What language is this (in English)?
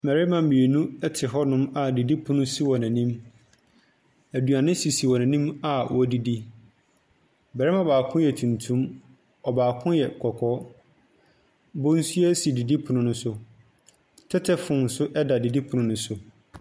Akan